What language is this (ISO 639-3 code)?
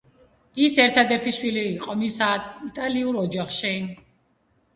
kat